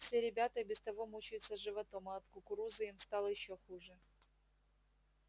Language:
Russian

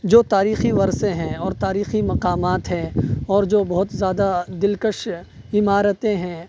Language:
Urdu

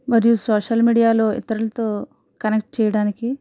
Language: Telugu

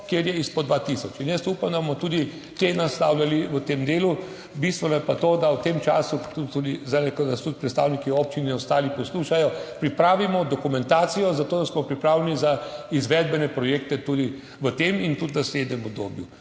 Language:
Slovenian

